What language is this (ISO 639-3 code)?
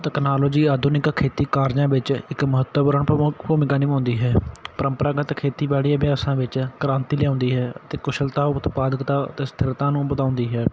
pan